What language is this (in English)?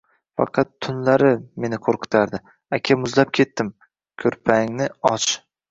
Uzbek